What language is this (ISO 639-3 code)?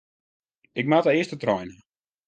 fry